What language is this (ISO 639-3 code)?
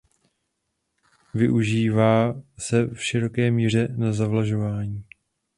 ces